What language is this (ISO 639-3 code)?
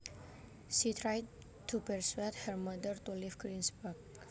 jav